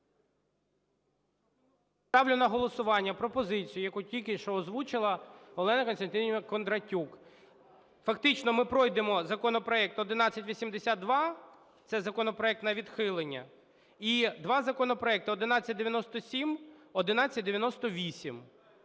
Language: Ukrainian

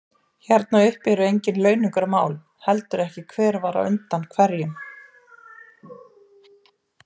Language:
Icelandic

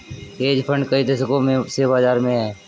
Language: Hindi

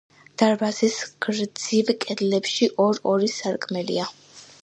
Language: Georgian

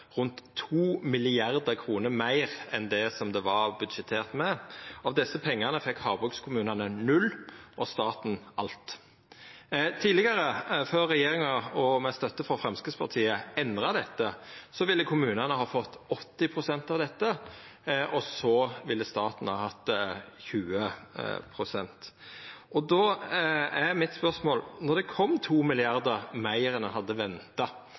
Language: Norwegian Nynorsk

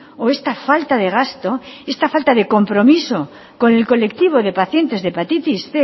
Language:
Spanish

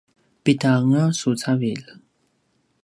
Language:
Paiwan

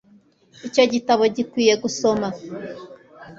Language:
Kinyarwanda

